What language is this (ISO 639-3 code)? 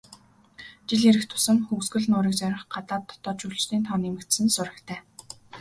mon